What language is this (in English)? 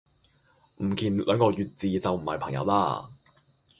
Cantonese